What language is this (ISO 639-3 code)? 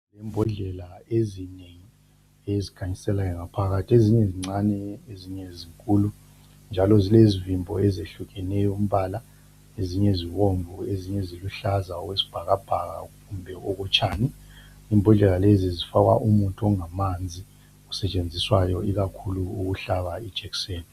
nde